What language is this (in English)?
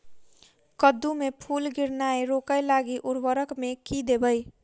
Maithili